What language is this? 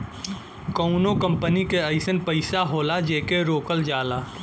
Bhojpuri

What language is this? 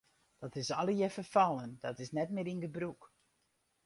Western Frisian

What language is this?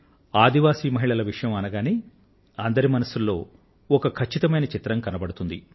Telugu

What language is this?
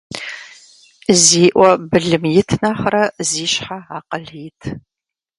Kabardian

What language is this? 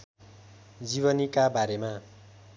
Nepali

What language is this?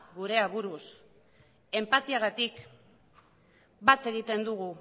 Basque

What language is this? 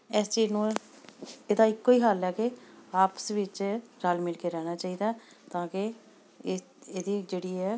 Punjabi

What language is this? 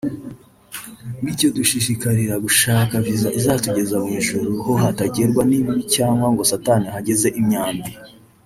Kinyarwanda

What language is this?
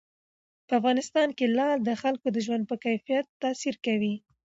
Pashto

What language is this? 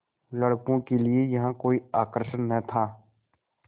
Hindi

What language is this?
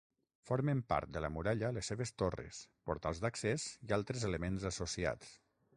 Catalan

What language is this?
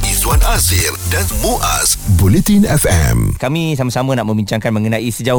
Malay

